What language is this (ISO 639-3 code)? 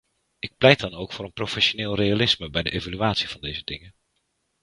nld